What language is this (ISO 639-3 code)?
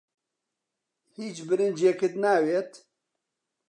ckb